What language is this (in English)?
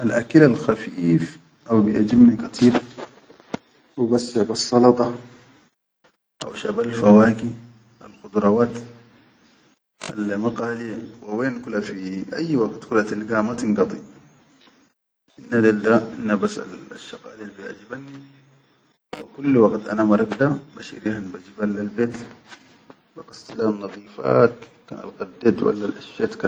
Chadian Arabic